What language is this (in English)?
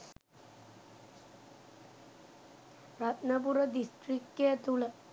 Sinhala